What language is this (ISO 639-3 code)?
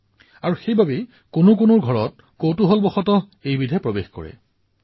asm